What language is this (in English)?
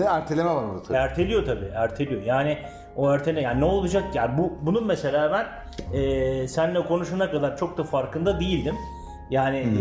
Turkish